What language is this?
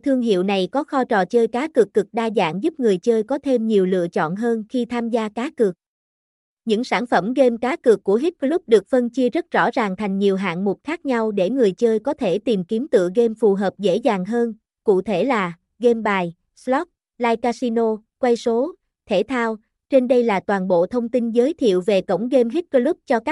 Vietnamese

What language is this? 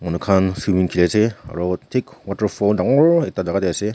Naga Pidgin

